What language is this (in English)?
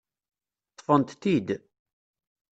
Kabyle